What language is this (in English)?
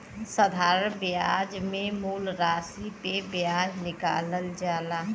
Bhojpuri